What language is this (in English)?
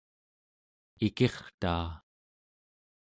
Central Yupik